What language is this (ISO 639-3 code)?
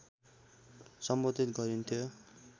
nep